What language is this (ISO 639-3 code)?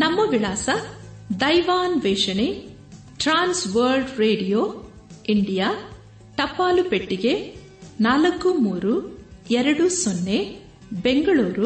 kan